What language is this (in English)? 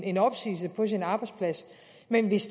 Danish